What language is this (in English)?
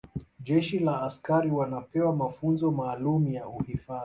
Swahili